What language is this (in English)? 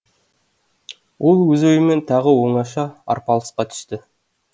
Kazakh